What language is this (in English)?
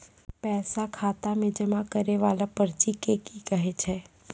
Maithili